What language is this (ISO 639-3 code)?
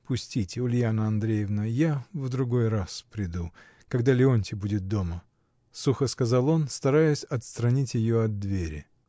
rus